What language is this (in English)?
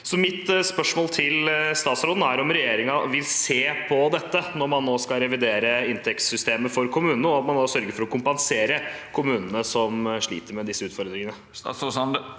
Norwegian